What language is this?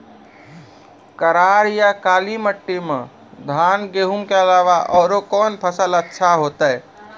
Maithili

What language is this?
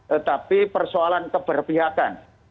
Indonesian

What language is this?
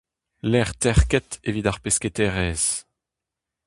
Breton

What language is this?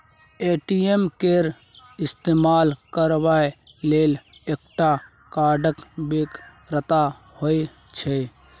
Maithili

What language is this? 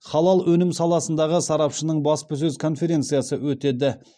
Kazakh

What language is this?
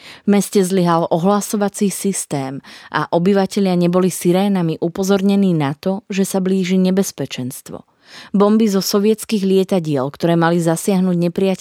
Slovak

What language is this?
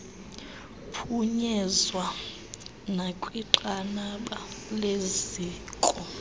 Xhosa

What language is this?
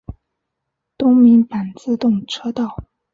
Chinese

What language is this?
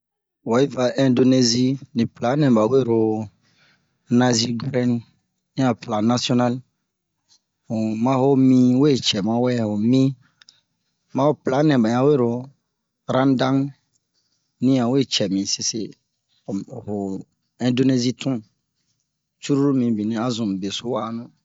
Bomu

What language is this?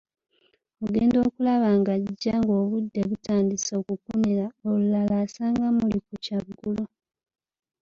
Ganda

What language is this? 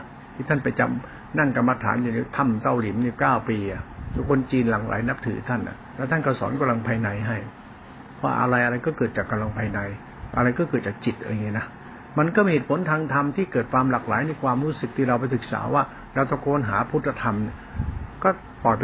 Thai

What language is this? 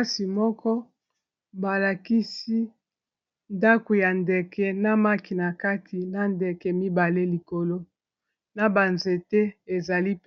Lingala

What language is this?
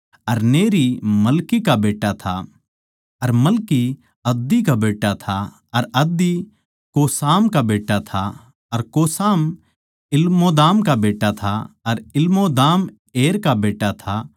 Haryanvi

